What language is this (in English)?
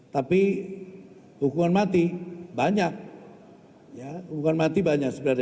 Indonesian